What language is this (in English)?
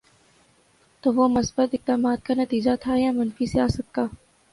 Urdu